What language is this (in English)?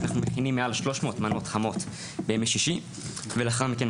Hebrew